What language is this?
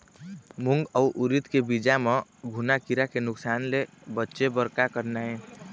Chhattisgarhi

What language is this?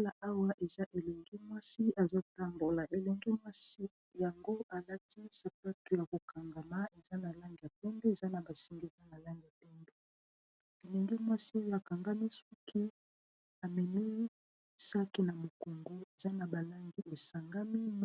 Lingala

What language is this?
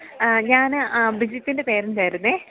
Malayalam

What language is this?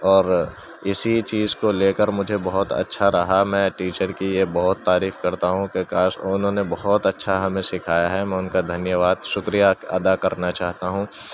Urdu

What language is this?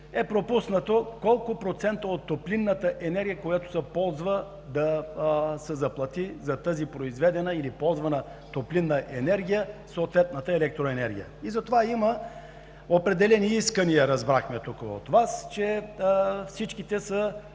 Bulgarian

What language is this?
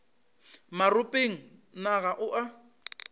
Northern Sotho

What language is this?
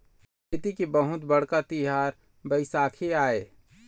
Chhattisgarhi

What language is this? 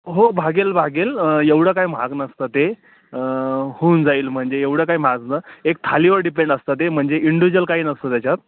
Marathi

